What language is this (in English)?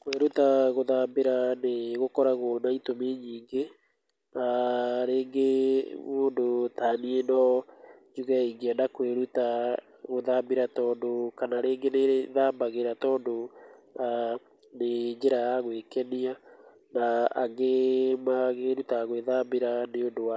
Kikuyu